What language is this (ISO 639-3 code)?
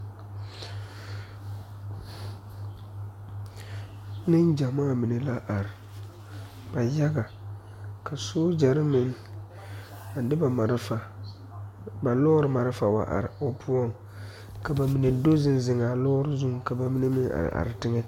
dga